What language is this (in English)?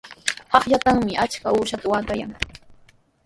Sihuas Ancash Quechua